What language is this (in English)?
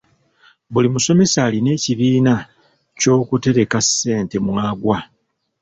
Ganda